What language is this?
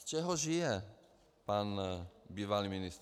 Czech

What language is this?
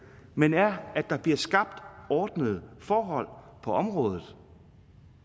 Danish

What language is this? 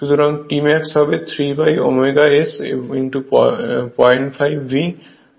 Bangla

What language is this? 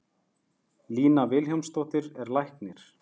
Icelandic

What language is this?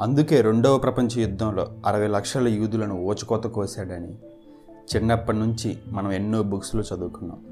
Telugu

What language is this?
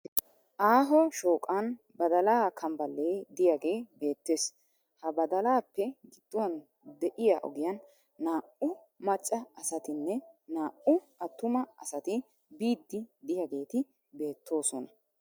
Wolaytta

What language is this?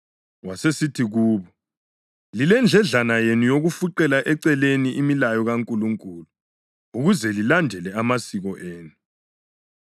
North Ndebele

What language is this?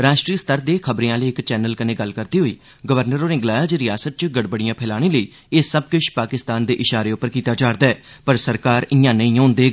Dogri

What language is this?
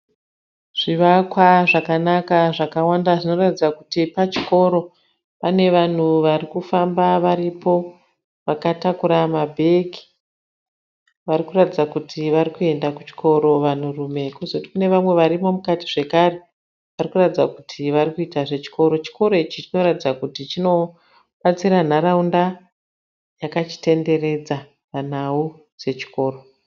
Shona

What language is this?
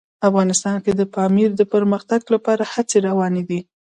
Pashto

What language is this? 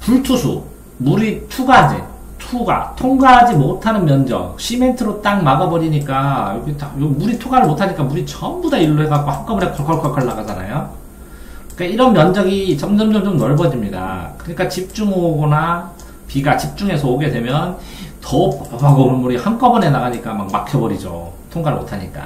Korean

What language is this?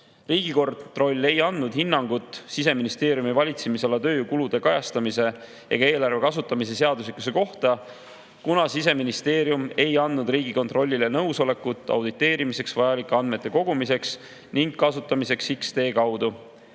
Estonian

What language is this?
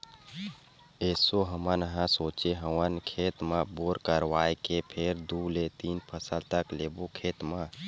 Chhattisgarhi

